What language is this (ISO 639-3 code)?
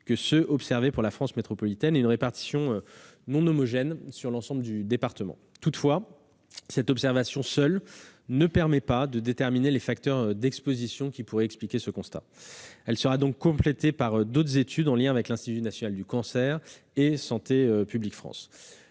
fra